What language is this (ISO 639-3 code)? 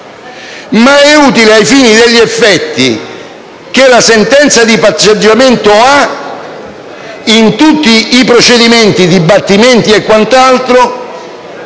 ita